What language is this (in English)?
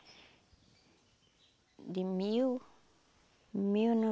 Portuguese